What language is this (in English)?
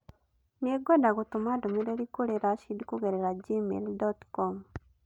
Kikuyu